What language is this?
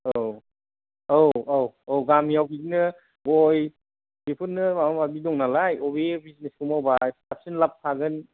Bodo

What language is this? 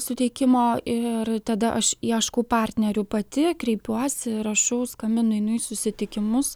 Lithuanian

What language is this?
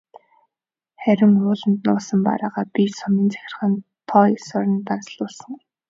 Mongolian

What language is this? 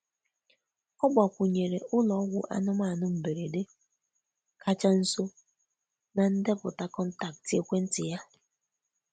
Igbo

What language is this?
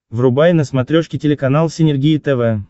Russian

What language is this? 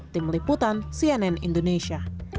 Indonesian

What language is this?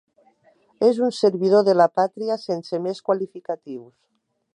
Catalan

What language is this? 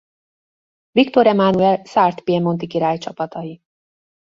Hungarian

